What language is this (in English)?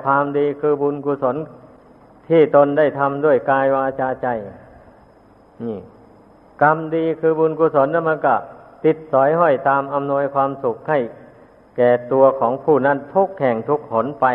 Thai